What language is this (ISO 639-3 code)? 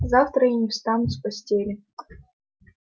rus